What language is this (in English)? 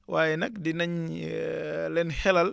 Wolof